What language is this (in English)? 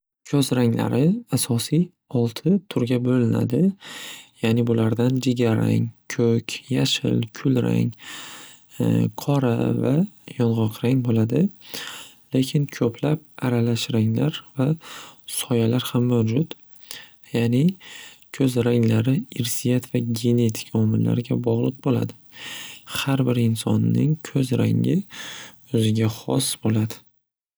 Uzbek